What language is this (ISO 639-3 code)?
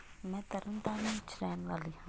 pan